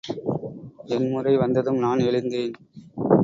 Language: Tamil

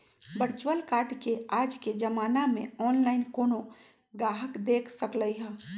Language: Magahi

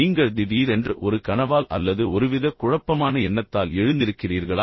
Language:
Tamil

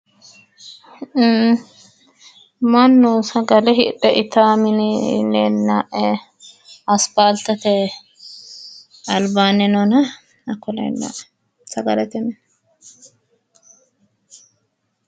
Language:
Sidamo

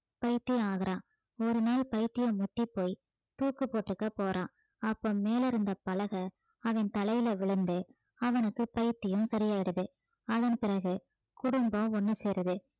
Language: Tamil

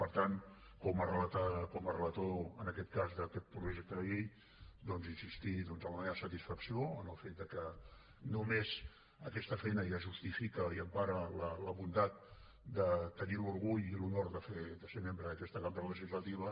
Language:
Catalan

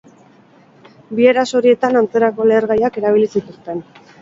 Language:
Basque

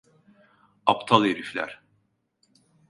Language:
Turkish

